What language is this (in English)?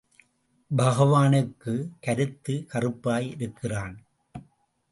Tamil